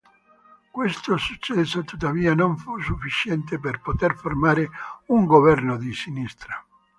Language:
Italian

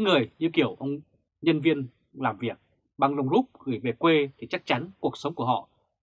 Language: Vietnamese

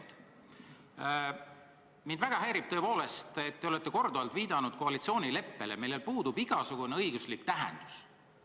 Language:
Estonian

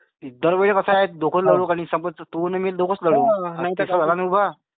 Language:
Marathi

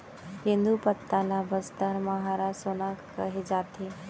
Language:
Chhattisgarhi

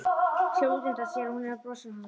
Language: Icelandic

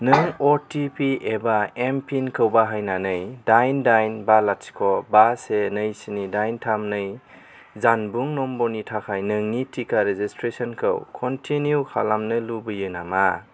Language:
Bodo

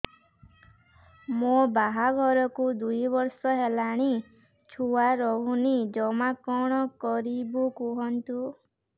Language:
Odia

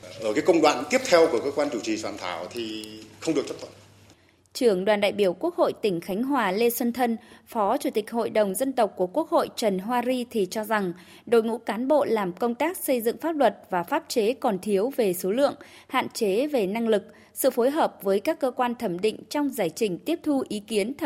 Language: Vietnamese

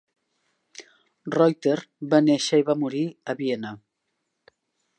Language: Catalan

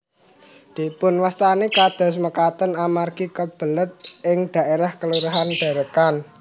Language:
Javanese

